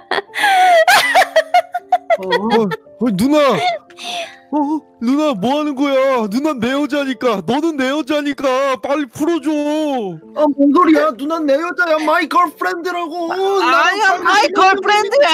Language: Korean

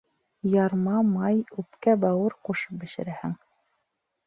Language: Bashkir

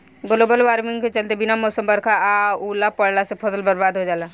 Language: Bhojpuri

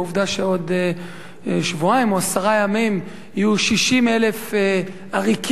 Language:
Hebrew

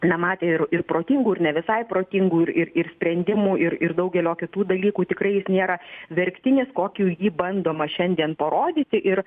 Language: Lithuanian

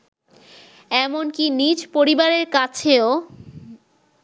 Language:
Bangla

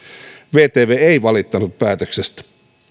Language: Finnish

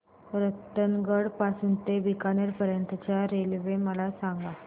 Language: Marathi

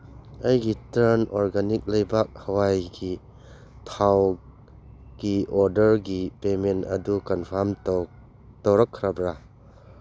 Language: Manipuri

